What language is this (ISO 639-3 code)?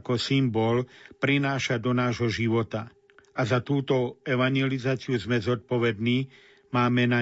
slk